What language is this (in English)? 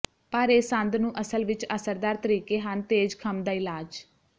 Punjabi